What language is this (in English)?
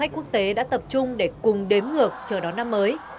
Vietnamese